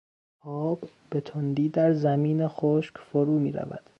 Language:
Persian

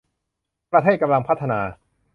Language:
Thai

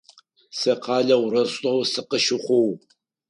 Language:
Adyghe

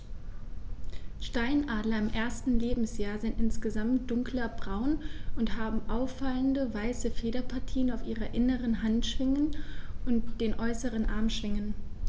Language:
German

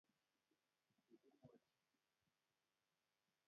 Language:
Kalenjin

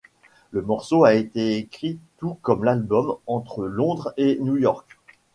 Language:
French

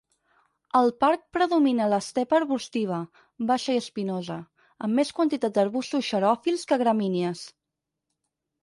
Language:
Catalan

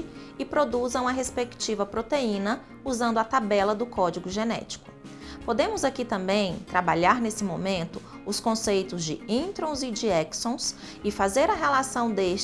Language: Portuguese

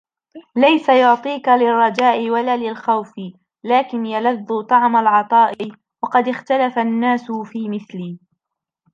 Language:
Arabic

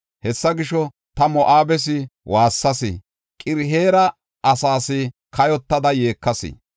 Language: Gofa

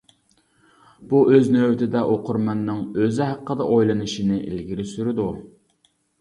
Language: Uyghur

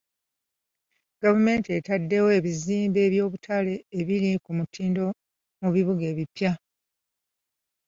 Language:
Ganda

